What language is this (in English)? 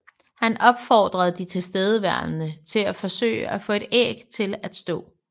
Danish